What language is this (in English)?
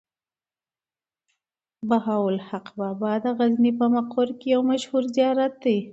Pashto